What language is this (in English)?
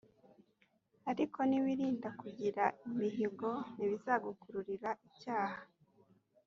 Kinyarwanda